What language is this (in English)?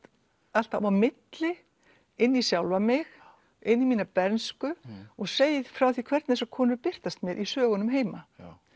Icelandic